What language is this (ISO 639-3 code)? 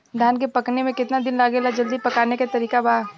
bho